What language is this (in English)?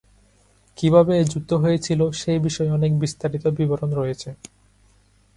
Bangla